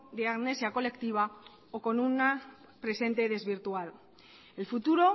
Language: Spanish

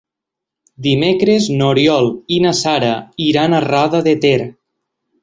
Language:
Catalan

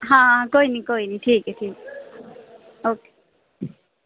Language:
Dogri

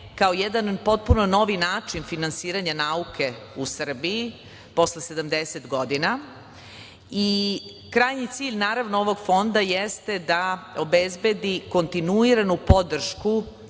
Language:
Serbian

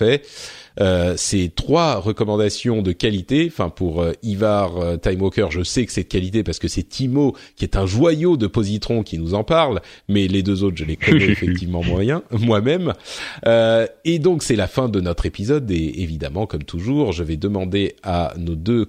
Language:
French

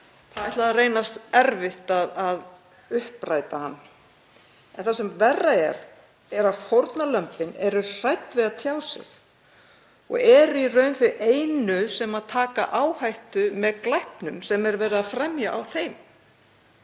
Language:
Icelandic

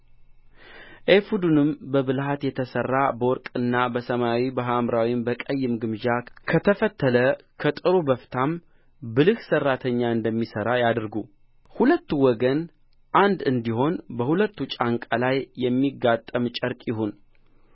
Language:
Amharic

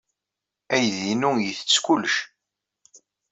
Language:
Kabyle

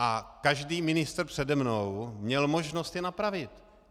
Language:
Czech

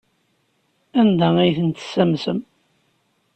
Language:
Kabyle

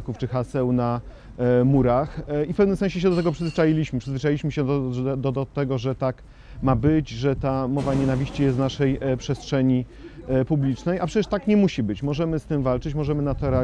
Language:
Polish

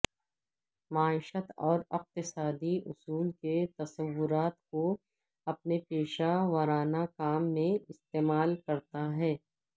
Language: Urdu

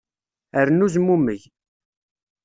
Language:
Kabyle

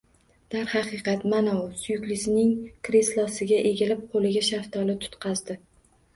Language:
Uzbek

